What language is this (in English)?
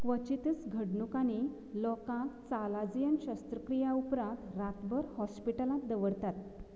Konkani